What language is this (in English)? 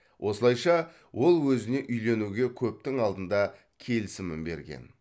Kazakh